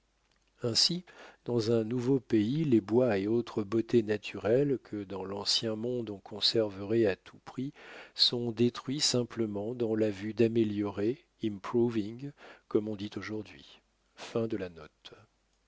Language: French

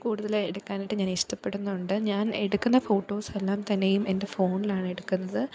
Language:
Malayalam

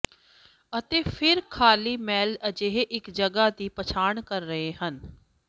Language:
Punjabi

